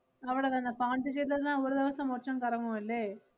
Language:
Malayalam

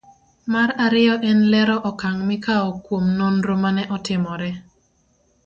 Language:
Luo (Kenya and Tanzania)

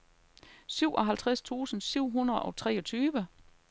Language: Danish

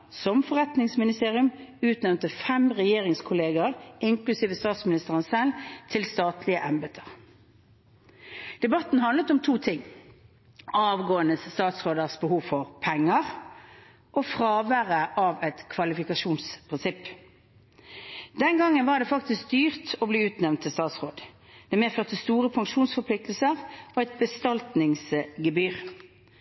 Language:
Norwegian Bokmål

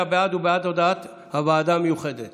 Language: Hebrew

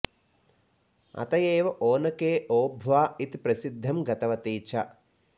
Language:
Sanskrit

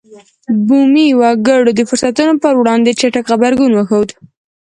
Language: Pashto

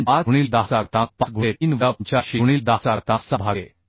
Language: Marathi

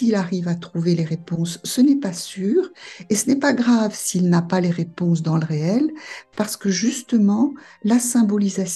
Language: French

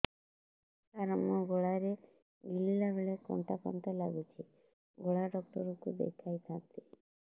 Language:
Odia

